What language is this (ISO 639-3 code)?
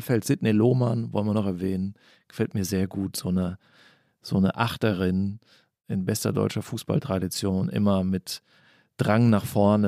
deu